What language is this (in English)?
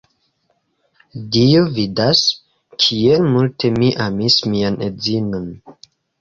Esperanto